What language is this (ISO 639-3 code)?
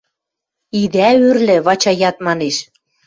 mrj